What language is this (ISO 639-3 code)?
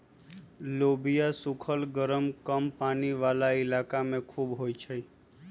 mag